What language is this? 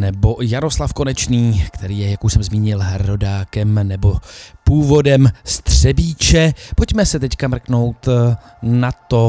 Czech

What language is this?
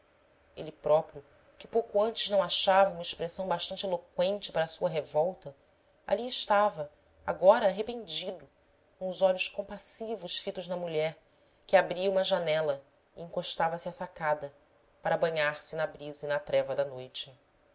Portuguese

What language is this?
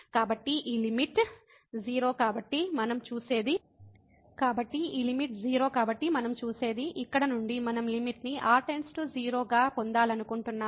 Telugu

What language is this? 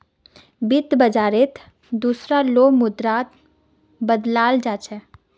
Magahi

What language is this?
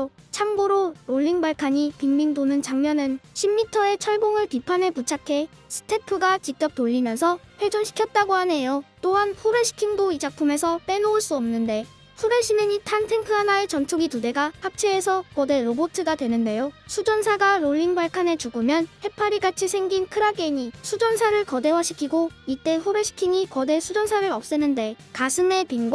Korean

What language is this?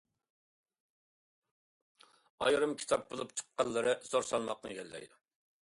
Uyghur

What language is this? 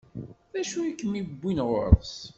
Kabyle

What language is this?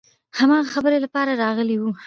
Pashto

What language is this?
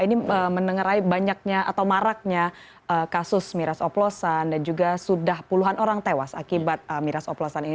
Indonesian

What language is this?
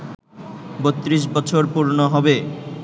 Bangla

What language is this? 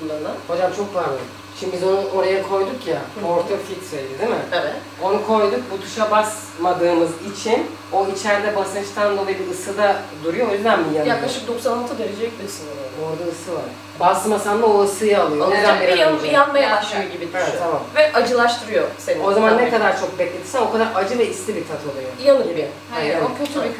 Turkish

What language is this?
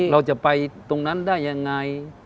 Thai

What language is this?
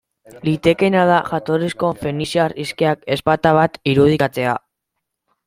Basque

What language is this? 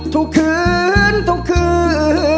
Thai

